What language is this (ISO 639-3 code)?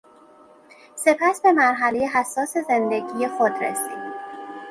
fas